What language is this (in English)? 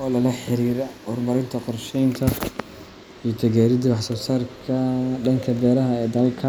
Somali